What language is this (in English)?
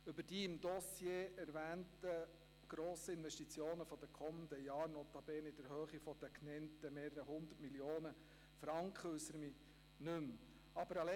Swiss German